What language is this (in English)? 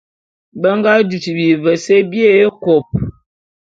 Bulu